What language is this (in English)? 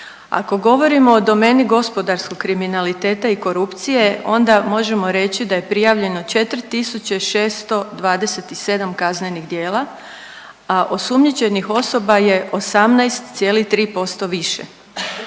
Croatian